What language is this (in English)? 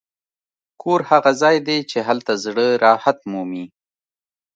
Pashto